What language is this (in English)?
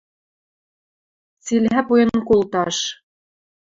Western Mari